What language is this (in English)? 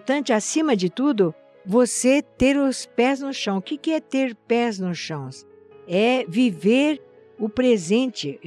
Portuguese